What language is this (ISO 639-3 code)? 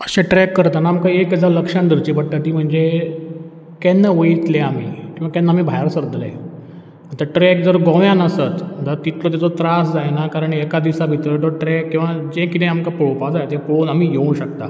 kok